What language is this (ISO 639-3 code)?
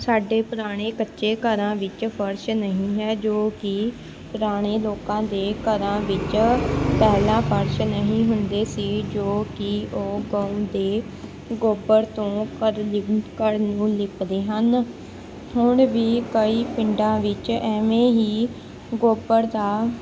pan